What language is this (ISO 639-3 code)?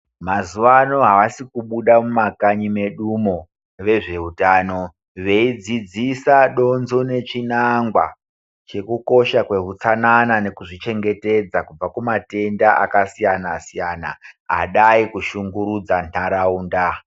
ndc